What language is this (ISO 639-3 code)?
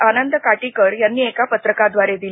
mar